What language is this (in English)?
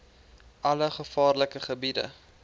Afrikaans